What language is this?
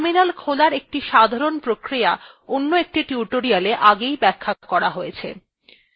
Bangla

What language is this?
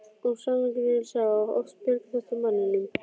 Icelandic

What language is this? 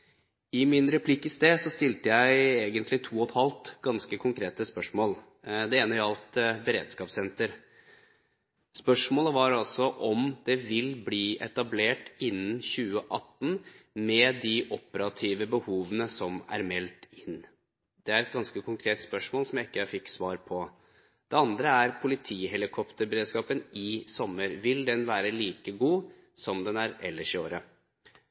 Norwegian Bokmål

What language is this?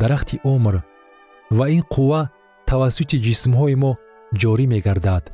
Persian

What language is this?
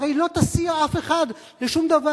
Hebrew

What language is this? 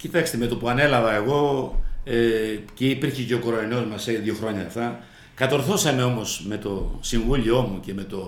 Greek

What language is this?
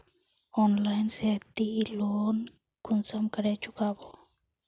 Magahi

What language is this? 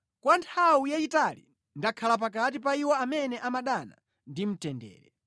Nyanja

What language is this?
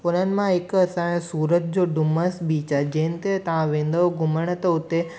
Sindhi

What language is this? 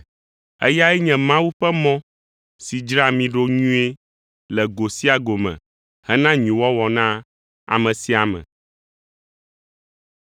Ewe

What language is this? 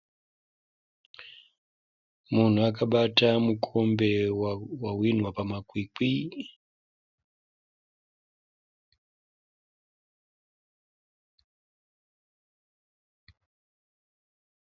Shona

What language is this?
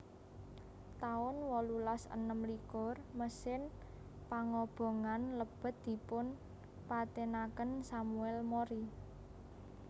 Javanese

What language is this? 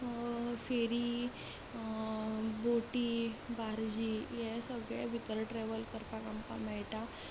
Konkani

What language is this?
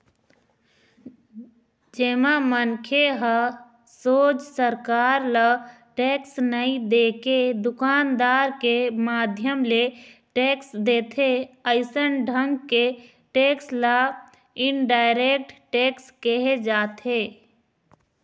Chhattisgarhi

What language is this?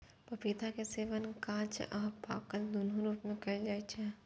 Maithili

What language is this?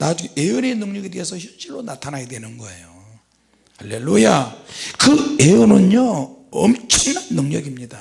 Korean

